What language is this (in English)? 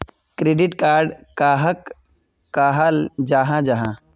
Magahi